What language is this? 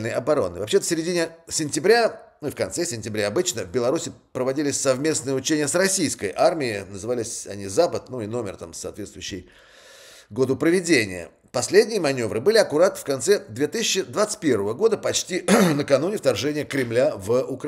Russian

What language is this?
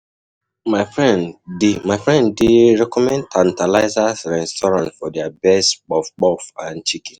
Nigerian Pidgin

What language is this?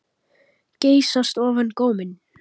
Icelandic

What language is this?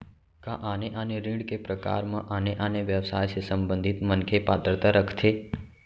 Chhattisgarhi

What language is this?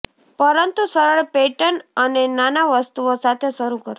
Gujarati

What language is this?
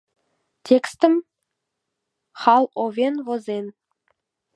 Mari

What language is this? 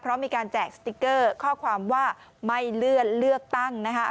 Thai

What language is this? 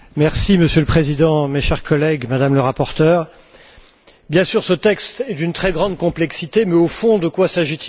French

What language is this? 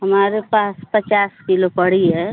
Hindi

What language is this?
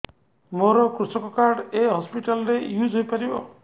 Odia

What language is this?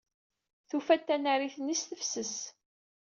Kabyle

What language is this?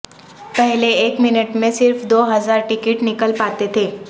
Urdu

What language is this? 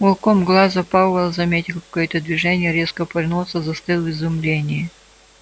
Russian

